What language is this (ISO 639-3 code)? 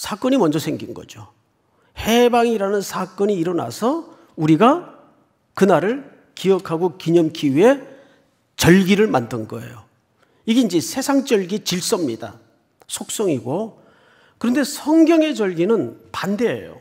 kor